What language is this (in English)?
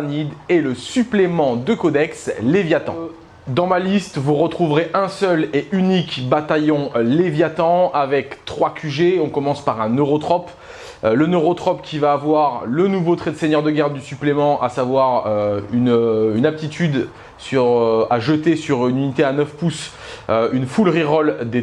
French